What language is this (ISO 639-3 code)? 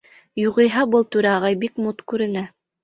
bak